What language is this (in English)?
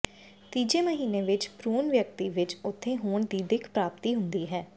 Punjabi